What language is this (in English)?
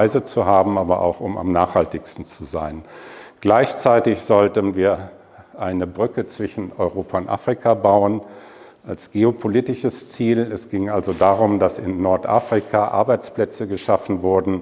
German